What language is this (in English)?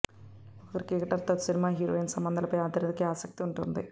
Telugu